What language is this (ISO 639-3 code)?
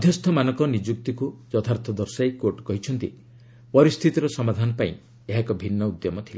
ori